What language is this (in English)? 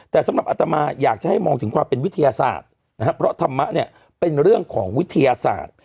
Thai